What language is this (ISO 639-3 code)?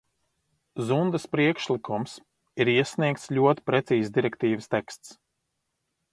lav